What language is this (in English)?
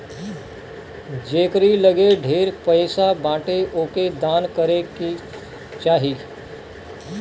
Bhojpuri